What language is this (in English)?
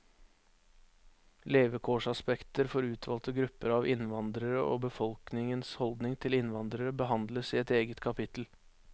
Norwegian